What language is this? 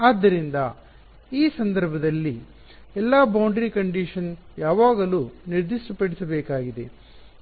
Kannada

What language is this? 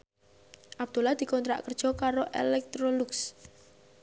Javanese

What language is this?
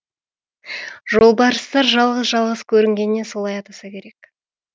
Kazakh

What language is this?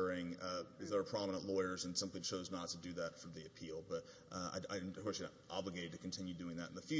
English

